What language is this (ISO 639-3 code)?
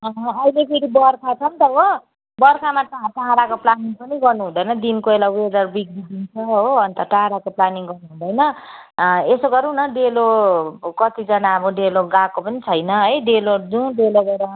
nep